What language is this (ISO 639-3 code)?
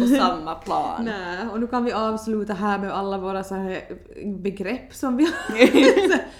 swe